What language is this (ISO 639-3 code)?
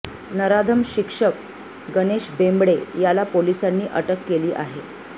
mar